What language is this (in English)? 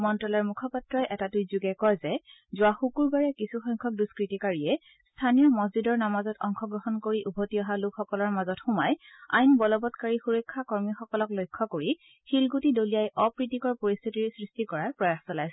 Assamese